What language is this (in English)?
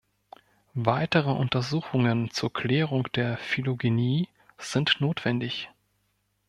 German